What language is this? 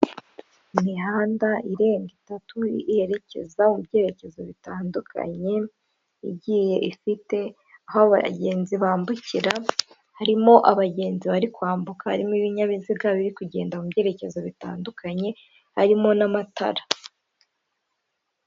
Kinyarwanda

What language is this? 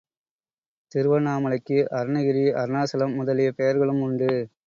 Tamil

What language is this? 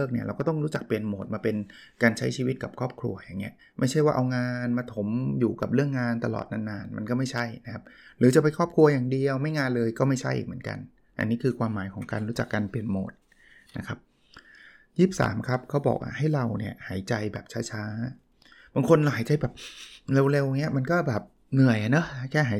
Thai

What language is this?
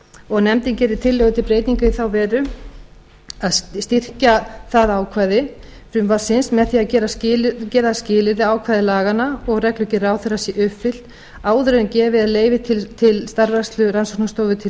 Icelandic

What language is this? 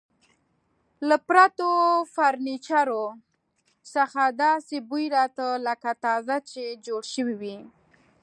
Pashto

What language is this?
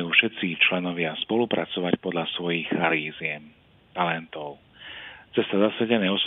Slovak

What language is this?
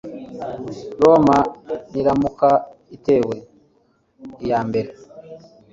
Kinyarwanda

